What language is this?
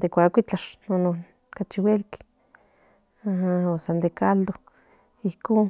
Central Nahuatl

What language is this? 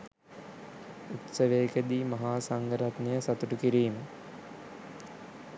Sinhala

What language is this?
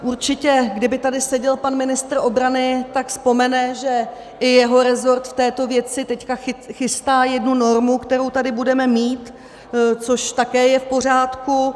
Czech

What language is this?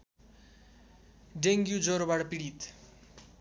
Nepali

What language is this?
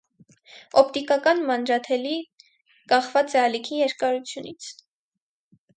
Armenian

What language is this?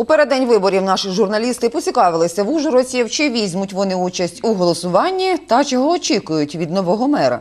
Ukrainian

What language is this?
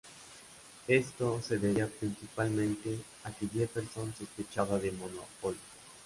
Spanish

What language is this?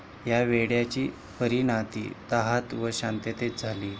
Marathi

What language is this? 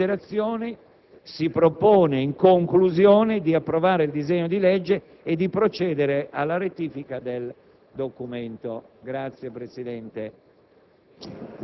Italian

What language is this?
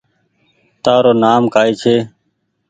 Goaria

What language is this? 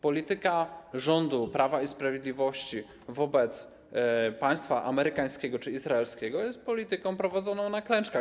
Polish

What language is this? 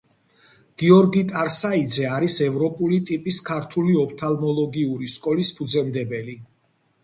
Georgian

